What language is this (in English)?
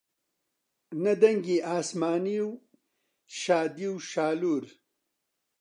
Central Kurdish